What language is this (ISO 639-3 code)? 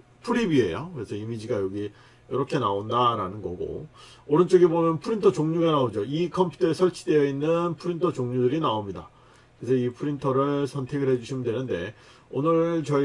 kor